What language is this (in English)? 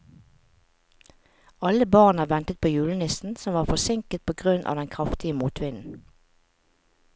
Norwegian